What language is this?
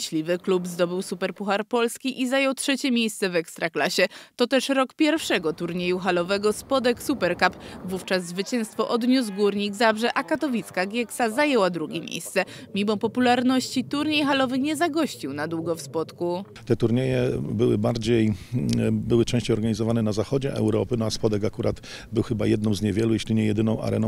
Polish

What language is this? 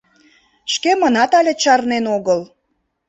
Mari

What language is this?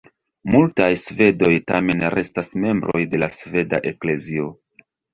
Esperanto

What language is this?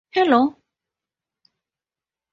English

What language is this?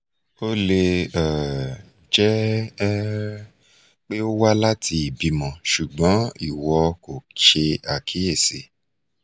Yoruba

